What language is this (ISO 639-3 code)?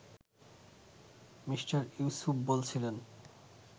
ben